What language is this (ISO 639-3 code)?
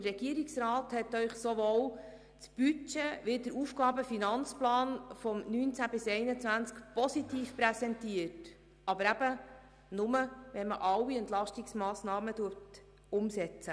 gsw